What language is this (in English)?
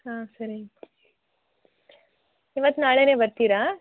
Kannada